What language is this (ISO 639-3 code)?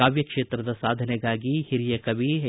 kan